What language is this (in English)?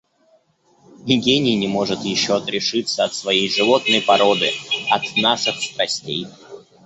Russian